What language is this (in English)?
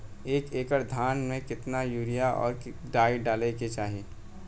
Bhojpuri